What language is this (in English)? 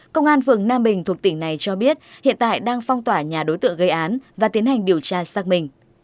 Vietnamese